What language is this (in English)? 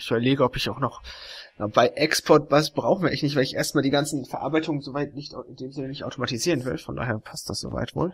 German